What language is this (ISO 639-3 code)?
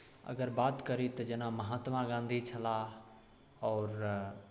mai